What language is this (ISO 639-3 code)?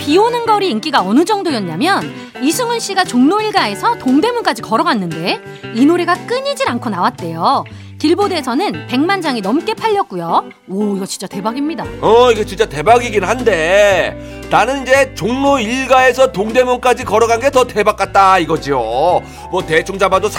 kor